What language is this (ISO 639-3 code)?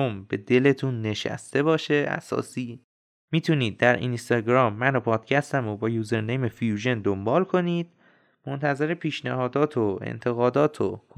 fas